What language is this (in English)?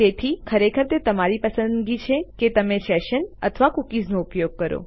Gujarati